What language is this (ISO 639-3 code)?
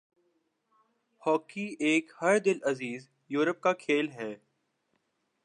urd